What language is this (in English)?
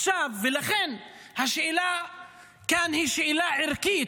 Hebrew